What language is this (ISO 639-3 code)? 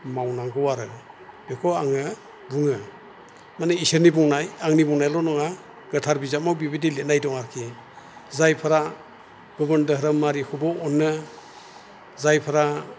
brx